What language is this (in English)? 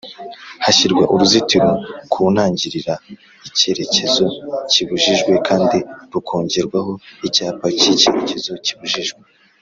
Kinyarwanda